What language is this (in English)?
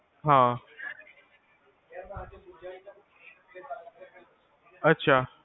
Punjabi